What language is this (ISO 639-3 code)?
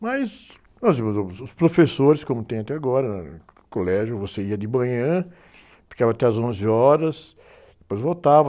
por